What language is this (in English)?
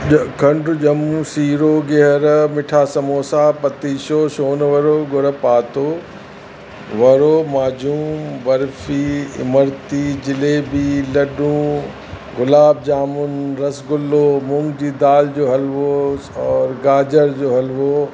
Sindhi